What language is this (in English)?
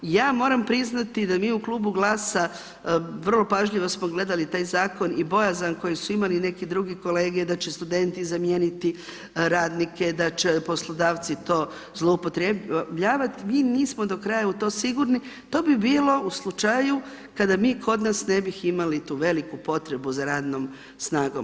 Croatian